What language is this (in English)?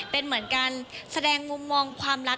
Thai